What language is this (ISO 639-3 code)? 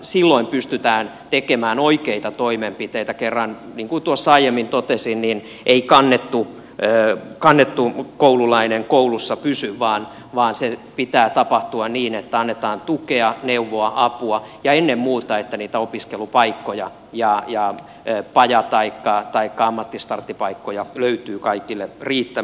fin